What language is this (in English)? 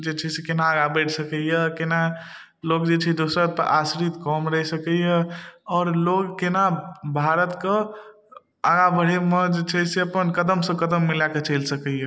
Maithili